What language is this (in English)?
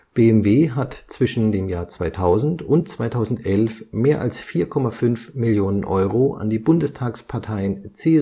German